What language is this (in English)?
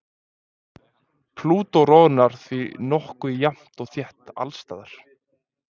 Icelandic